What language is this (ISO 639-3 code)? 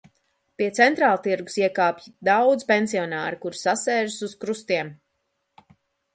lav